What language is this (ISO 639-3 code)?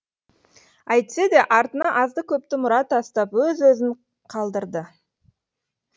kaz